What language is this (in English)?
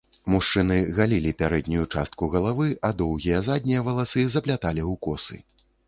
Belarusian